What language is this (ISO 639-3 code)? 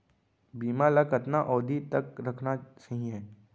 hne